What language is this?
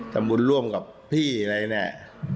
Thai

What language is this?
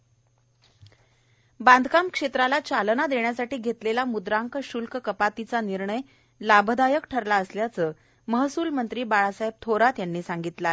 Marathi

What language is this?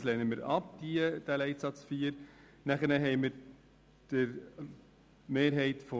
Swiss German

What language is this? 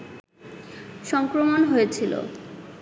Bangla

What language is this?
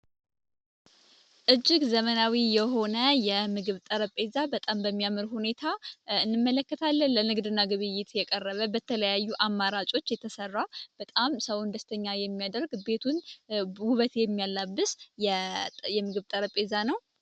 Amharic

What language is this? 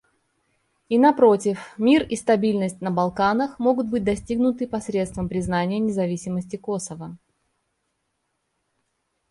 Russian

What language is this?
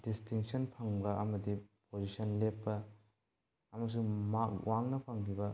Manipuri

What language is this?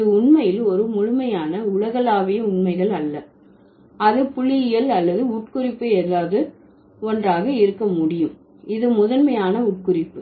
Tamil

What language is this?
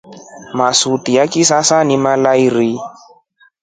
Rombo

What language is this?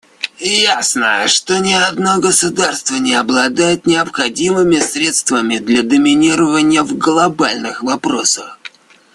Russian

